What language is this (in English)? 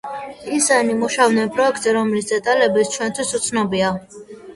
Georgian